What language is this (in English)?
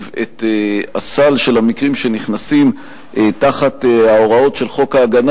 Hebrew